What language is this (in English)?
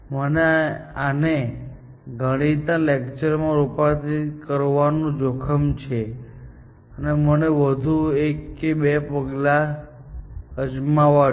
Gujarati